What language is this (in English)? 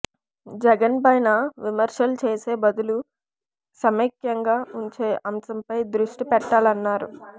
Telugu